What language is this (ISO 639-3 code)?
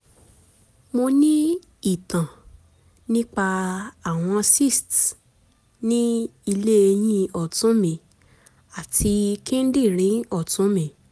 yor